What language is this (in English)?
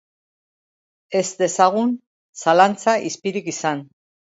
Basque